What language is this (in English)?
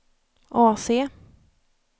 Swedish